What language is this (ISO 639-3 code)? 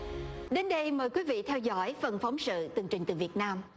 vie